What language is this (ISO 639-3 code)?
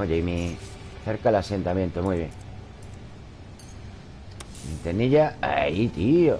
spa